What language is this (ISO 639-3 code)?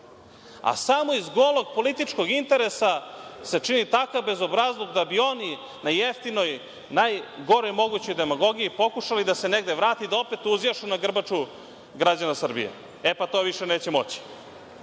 srp